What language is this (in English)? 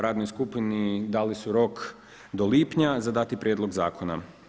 Croatian